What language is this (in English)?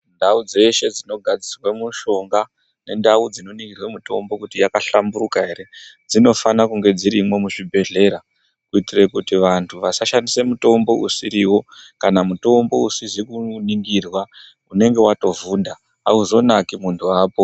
Ndau